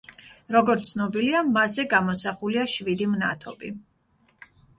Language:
Georgian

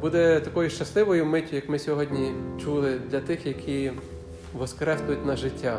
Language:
Ukrainian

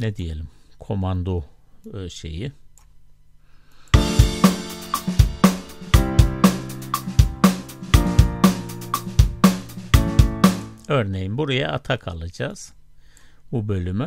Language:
Turkish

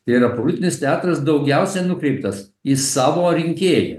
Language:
Lithuanian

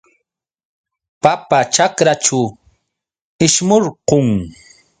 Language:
Yauyos Quechua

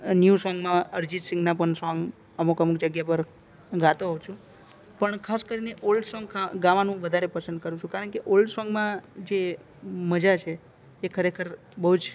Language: Gujarati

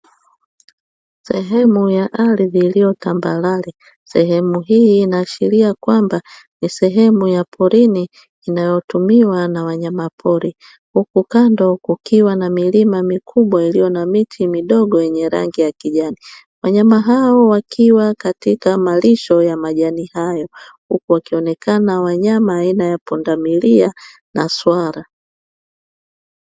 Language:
Swahili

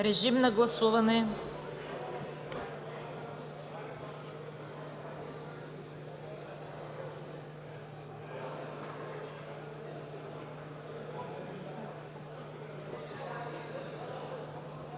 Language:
Bulgarian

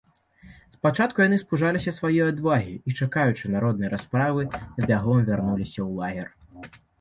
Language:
Belarusian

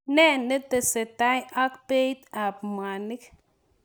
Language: Kalenjin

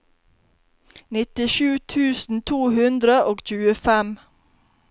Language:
Norwegian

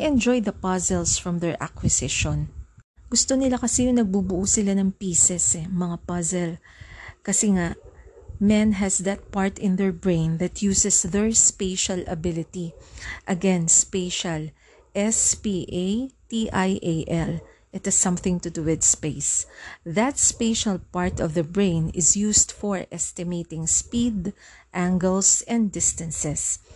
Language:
Filipino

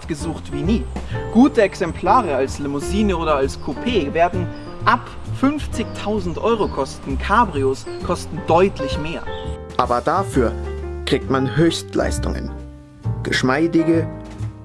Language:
German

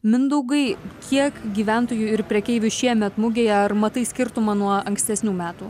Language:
Lithuanian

